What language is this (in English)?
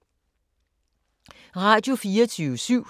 Danish